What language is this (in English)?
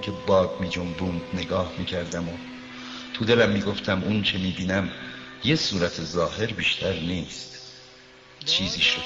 Persian